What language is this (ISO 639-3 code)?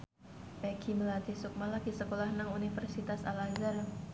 jav